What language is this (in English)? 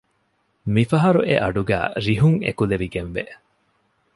Divehi